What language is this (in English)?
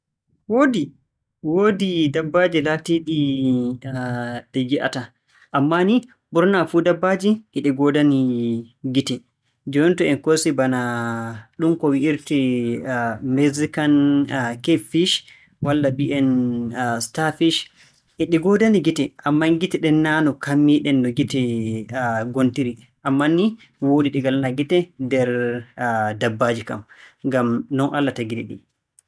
Borgu Fulfulde